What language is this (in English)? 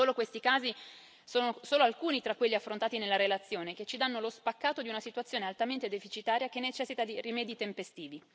Italian